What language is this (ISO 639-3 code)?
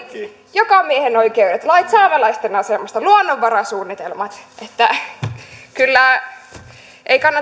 fin